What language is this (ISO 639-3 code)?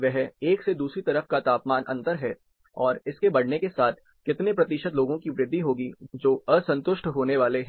hin